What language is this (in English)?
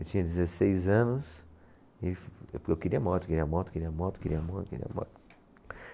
Portuguese